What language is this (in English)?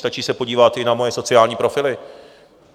Czech